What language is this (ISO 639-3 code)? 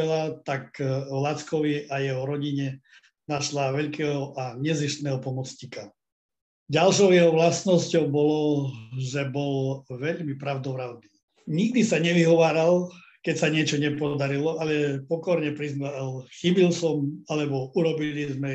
slk